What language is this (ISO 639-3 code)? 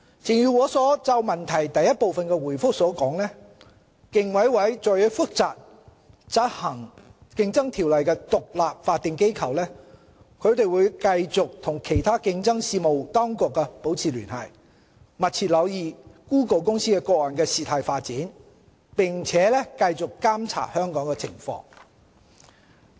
yue